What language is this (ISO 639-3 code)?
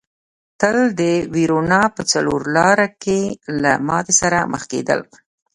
pus